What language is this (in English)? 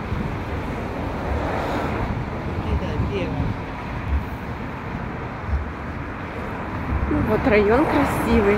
Russian